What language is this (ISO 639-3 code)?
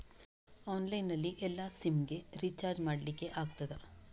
kan